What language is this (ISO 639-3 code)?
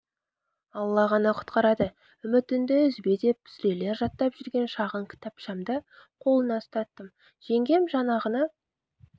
kaz